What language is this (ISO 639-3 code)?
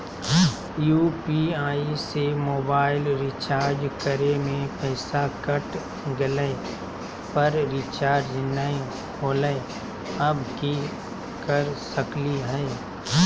mag